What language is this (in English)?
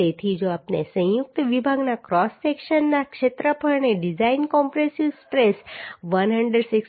Gujarati